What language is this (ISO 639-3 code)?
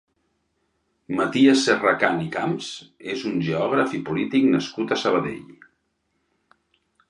cat